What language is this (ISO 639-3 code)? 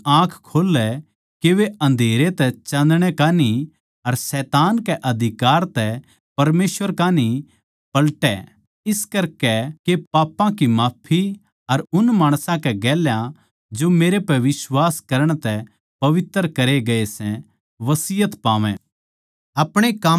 bgc